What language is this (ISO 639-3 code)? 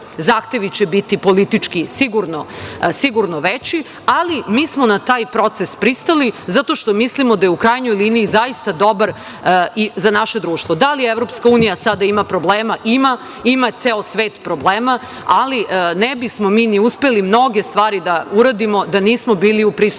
srp